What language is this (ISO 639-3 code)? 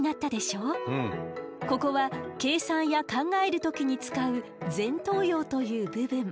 jpn